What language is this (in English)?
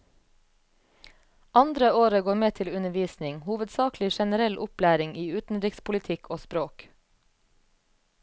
Norwegian